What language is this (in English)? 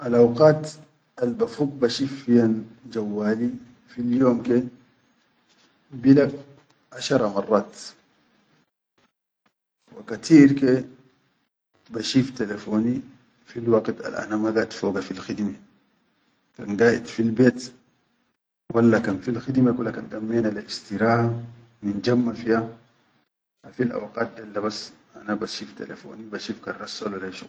Chadian Arabic